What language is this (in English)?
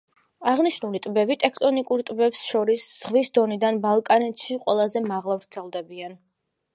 Georgian